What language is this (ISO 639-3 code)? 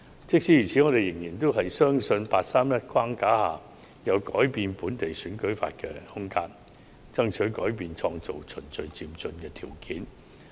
yue